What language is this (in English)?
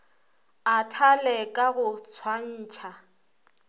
Northern Sotho